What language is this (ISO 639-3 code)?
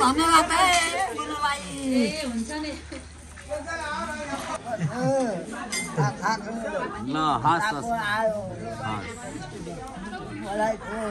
tha